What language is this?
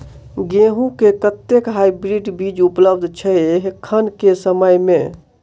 Maithili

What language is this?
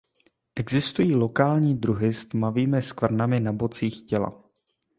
Czech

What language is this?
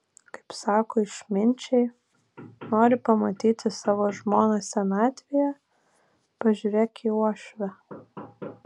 Lithuanian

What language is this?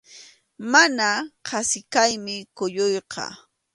Arequipa-La Unión Quechua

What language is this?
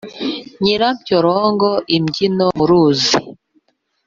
Kinyarwanda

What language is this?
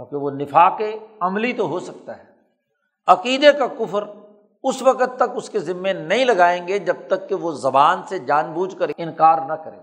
Urdu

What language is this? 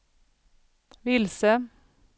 Swedish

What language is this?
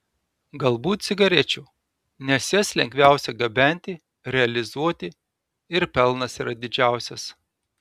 Lithuanian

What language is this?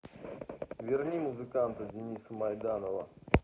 Russian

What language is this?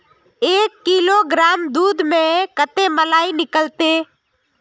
Magahi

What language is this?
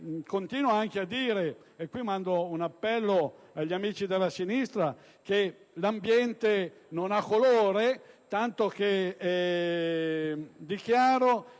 Italian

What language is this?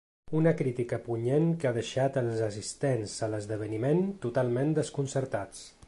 Catalan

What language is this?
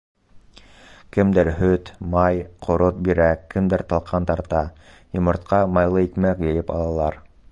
Bashkir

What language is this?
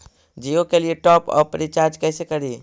Magahi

